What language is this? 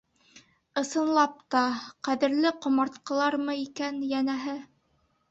Bashkir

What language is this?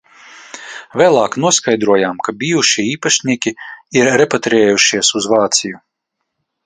Latvian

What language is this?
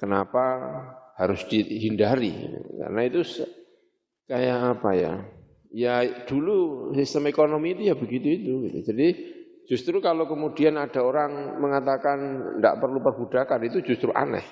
Indonesian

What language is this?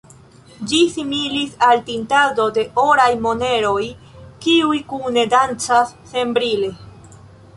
Esperanto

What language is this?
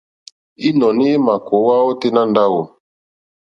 Mokpwe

